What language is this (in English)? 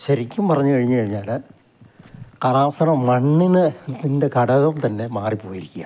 Malayalam